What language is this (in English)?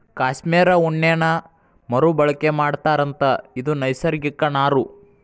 Kannada